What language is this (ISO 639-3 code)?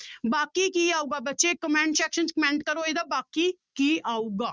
pan